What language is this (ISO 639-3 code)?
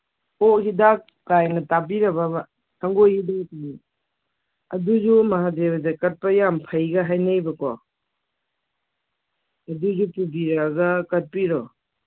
mni